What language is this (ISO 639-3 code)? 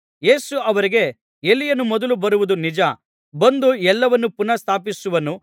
kan